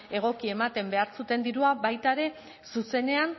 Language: Basque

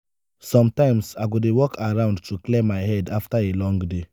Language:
Nigerian Pidgin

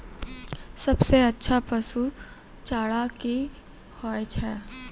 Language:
Maithili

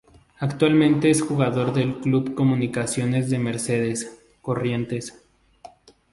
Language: Spanish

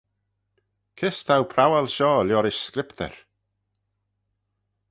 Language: Manx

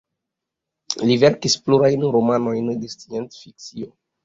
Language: Esperanto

